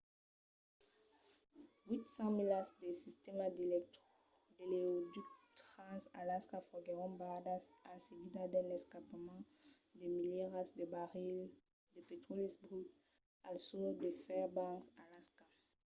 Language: Occitan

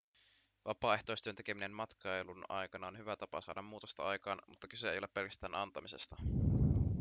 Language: Finnish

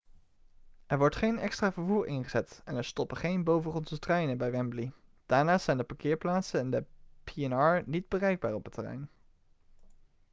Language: Dutch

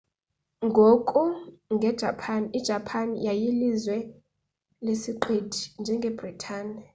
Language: Xhosa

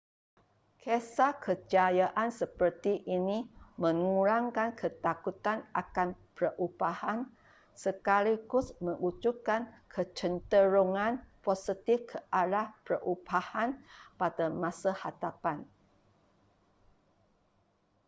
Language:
Malay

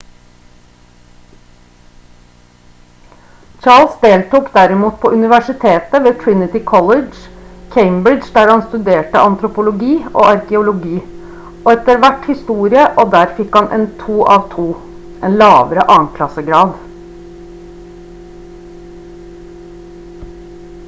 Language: Norwegian Bokmål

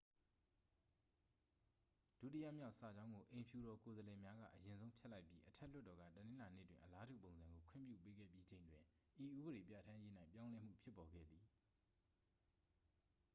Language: Burmese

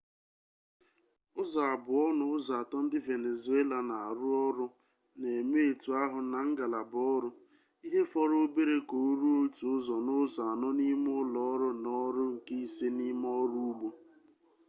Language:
Igbo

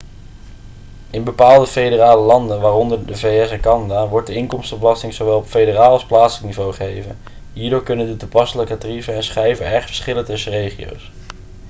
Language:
Dutch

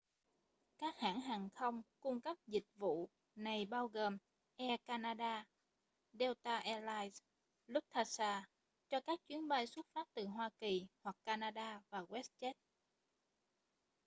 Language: Vietnamese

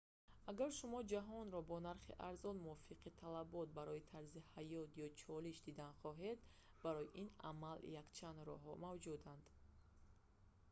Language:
Tajik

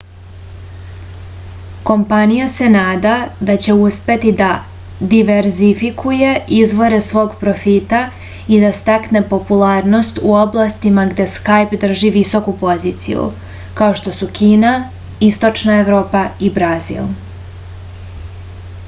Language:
Serbian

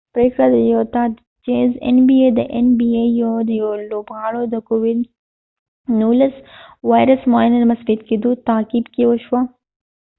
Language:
Pashto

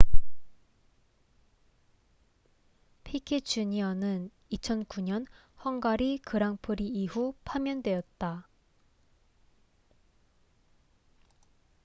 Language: Korean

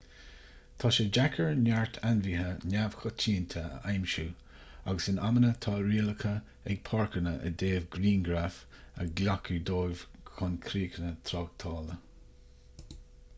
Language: Irish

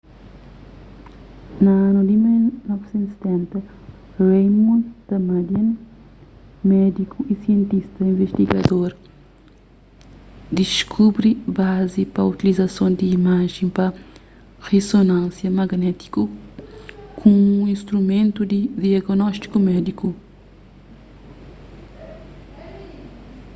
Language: Kabuverdianu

